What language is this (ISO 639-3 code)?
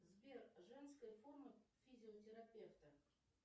rus